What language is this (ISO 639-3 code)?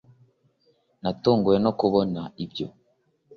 kin